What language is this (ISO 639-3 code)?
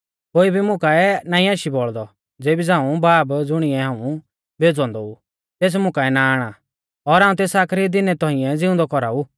bfz